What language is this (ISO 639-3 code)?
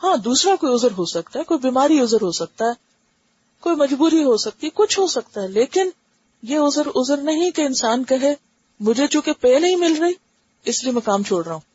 urd